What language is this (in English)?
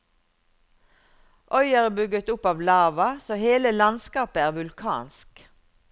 Norwegian